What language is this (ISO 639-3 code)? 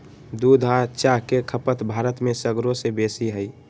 mag